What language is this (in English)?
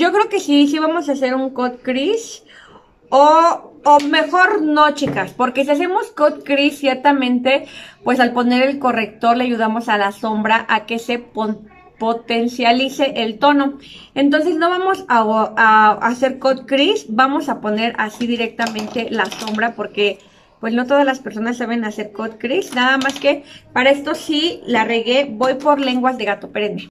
Spanish